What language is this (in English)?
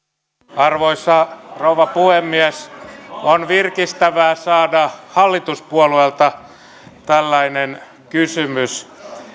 Finnish